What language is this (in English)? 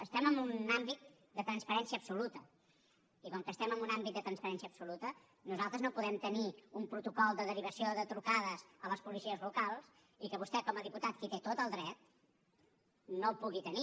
Catalan